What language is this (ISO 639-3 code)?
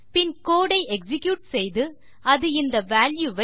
tam